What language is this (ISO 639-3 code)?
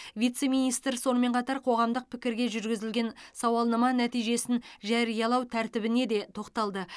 kaz